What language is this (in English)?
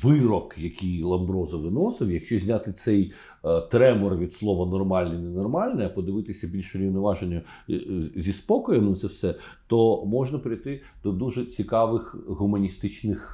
Ukrainian